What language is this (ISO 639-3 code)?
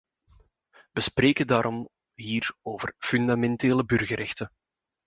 nld